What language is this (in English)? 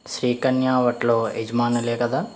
Telugu